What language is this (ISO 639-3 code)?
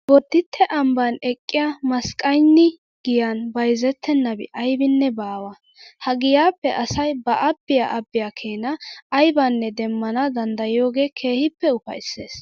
wal